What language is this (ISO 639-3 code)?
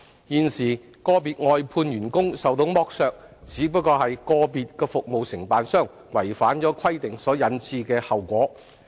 yue